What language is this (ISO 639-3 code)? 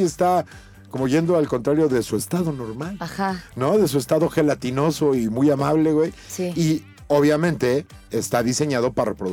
spa